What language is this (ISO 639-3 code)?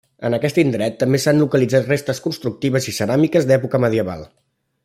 cat